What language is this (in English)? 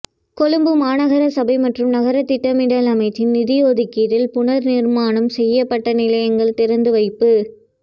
Tamil